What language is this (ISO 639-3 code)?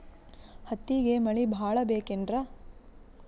kan